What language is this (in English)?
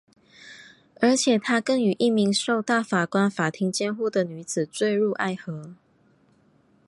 Chinese